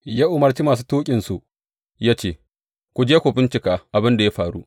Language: Hausa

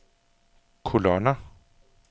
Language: Danish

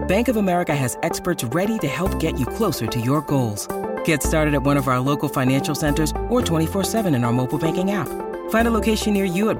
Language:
Thai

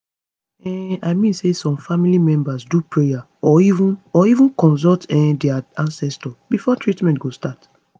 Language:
Nigerian Pidgin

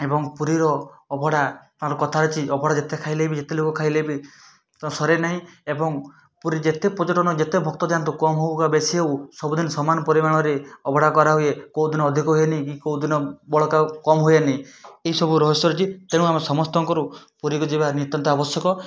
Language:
Odia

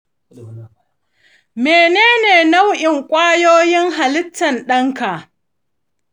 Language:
Hausa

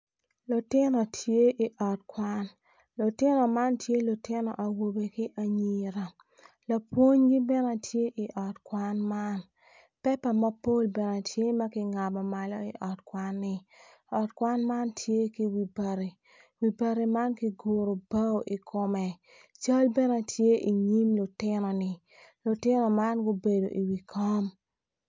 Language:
Acoli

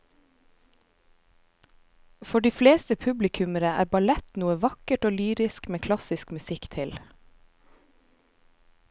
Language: Norwegian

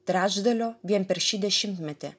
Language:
Lithuanian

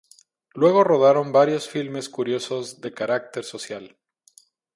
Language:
Spanish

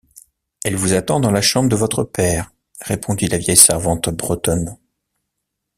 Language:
French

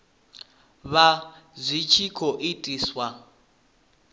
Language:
Venda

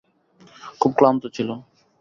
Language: Bangla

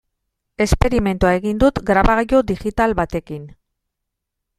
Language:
Basque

